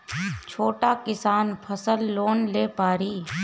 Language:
Bhojpuri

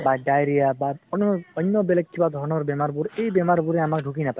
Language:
Assamese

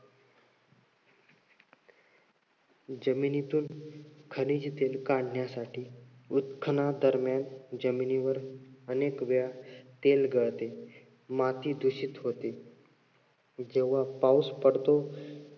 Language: Marathi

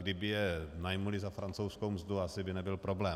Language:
Czech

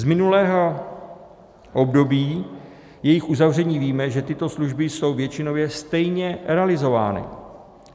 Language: Czech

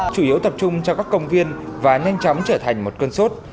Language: Vietnamese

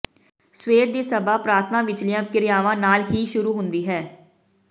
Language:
Punjabi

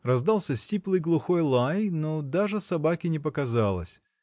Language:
Russian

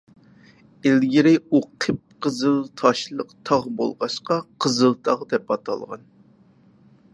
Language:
Uyghur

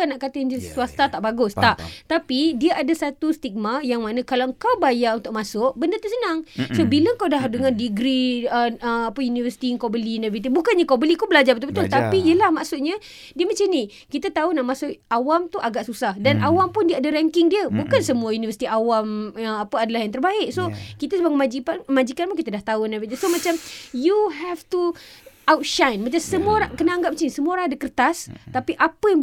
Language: Malay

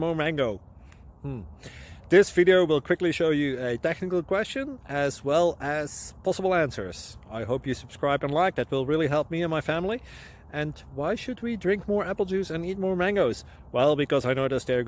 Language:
English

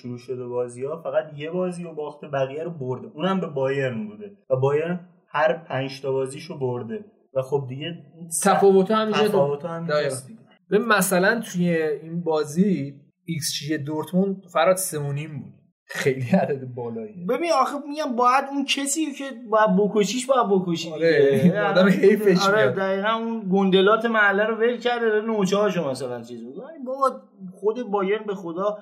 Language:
Persian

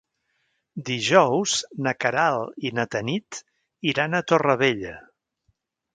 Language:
Catalan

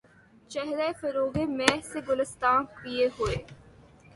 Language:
Urdu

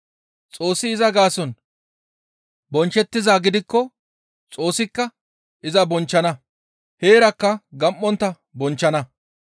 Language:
Gamo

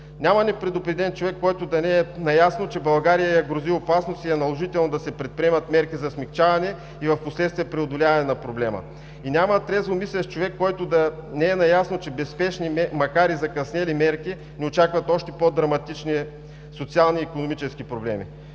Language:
Bulgarian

